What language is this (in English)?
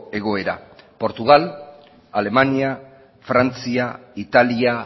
Basque